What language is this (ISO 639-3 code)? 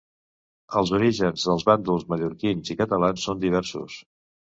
cat